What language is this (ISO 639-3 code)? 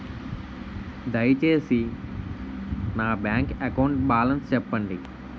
tel